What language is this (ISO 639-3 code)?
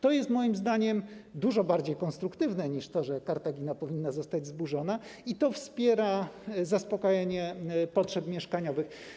pol